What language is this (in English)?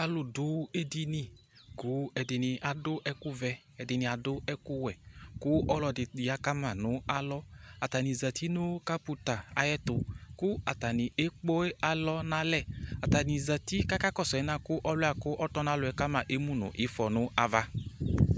Ikposo